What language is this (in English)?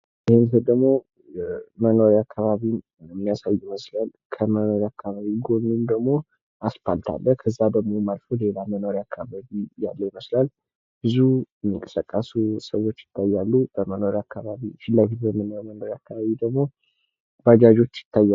Amharic